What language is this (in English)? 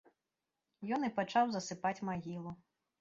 Belarusian